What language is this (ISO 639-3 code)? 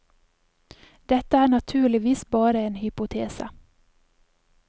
nor